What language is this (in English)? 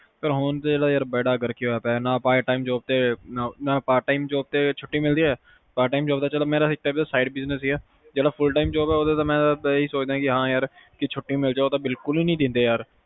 Punjabi